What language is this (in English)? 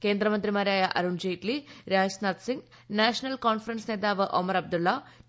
Malayalam